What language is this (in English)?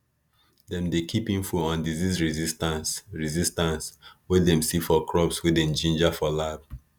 Nigerian Pidgin